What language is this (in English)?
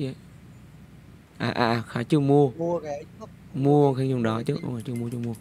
Vietnamese